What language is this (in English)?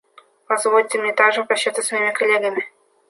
Russian